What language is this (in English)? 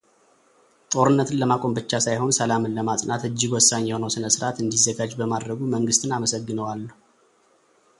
Amharic